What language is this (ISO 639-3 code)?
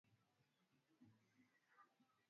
swa